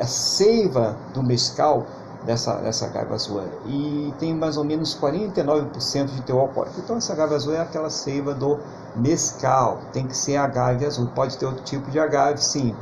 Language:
Portuguese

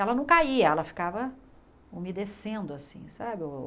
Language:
Portuguese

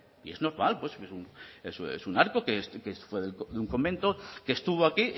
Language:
Spanish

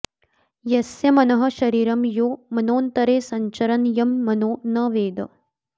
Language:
Sanskrit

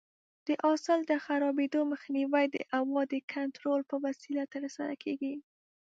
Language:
Pashto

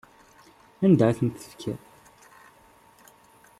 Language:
Kabyle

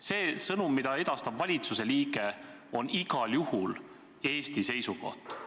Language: Estonian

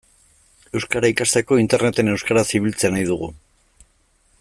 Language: Basque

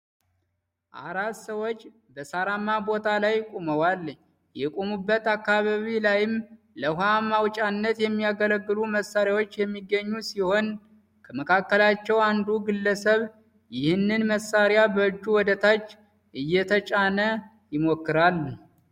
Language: Amharic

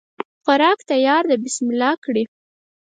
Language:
Pashto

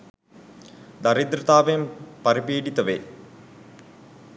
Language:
Sinhala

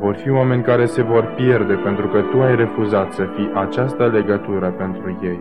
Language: Romanian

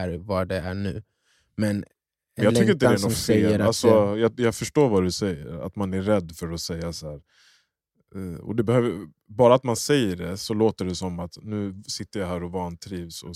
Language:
Swedish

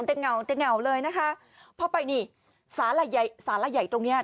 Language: Thai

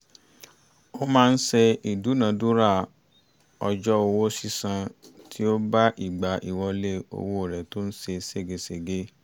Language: Yoruba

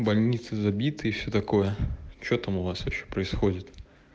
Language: Russian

